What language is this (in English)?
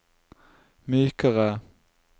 Norwegian